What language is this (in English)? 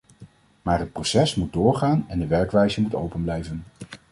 Dutch